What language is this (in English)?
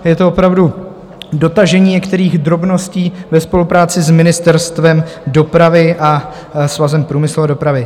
Czech